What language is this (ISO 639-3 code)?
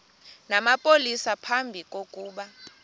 xho